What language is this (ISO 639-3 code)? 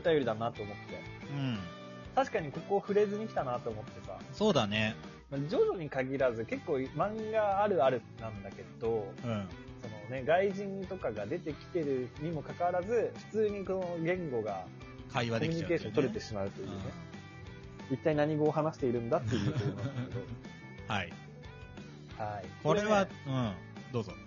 jpn